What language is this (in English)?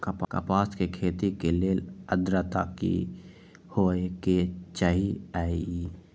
Magahi